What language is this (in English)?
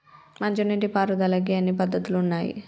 Telugu